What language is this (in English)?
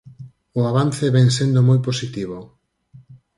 Galician